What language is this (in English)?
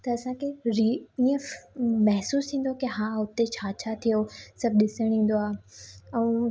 Sindhi